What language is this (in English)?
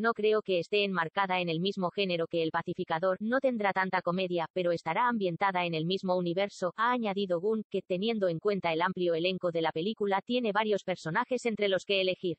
Spanish